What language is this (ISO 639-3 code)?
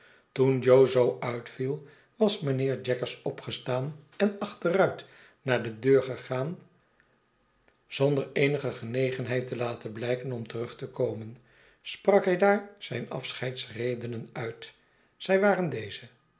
nld